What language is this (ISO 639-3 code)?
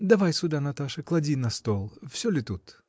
rus